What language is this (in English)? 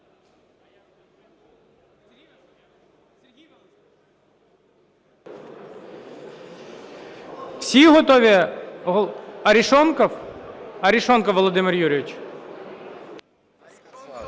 Ukrainian